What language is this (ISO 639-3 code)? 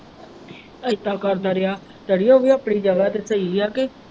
pan